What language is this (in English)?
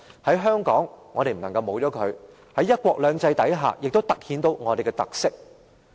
Cantonese